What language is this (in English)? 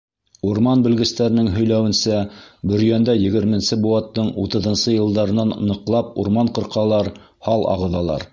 Bashkir